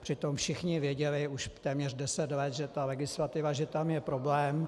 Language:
Czech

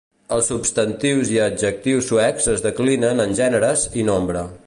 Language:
Catalan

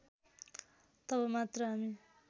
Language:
Nepali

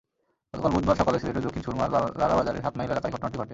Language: Bangla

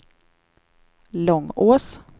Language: Swedish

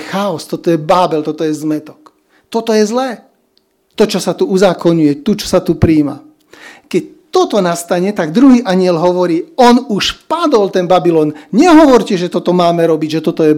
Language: Slovak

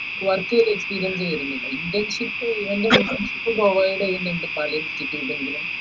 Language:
Malayalam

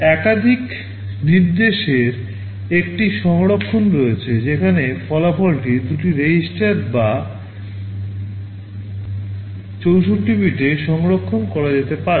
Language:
Bangla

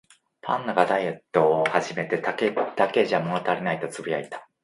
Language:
Japanese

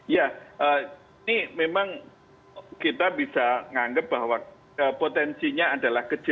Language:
Indonesian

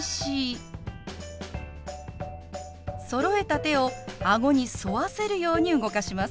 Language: Japanese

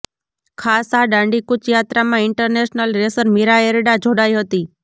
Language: Gujarati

